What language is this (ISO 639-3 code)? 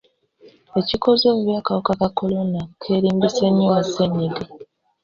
lug